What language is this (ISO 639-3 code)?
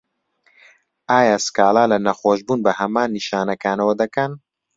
ckb